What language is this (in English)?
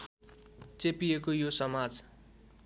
Nepali